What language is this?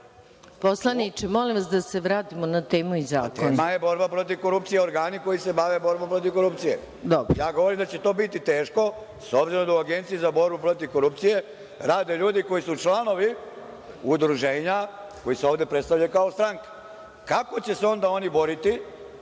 Serbian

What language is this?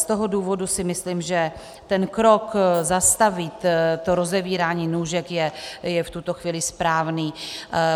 Czech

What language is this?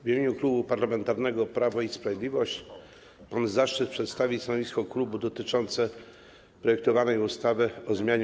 Polish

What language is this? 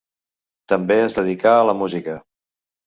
Catalan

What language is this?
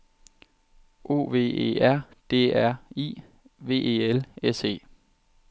Danish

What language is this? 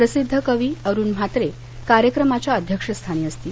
Marathi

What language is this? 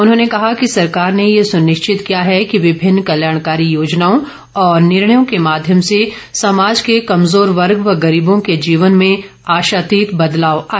Hindi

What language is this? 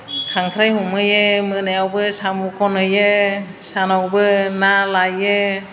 Bodo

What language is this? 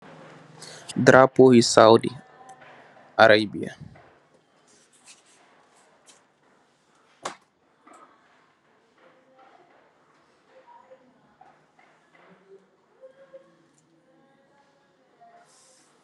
Wolof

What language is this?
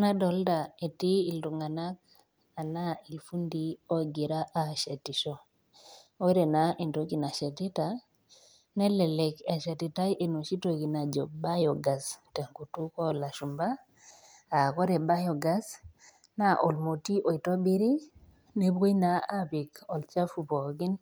Masai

